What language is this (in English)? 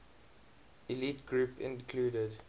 English